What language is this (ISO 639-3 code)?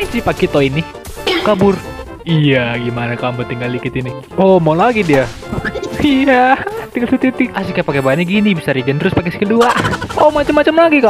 ind